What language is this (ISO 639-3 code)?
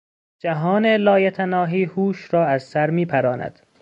fas